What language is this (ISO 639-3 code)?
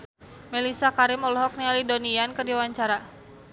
sun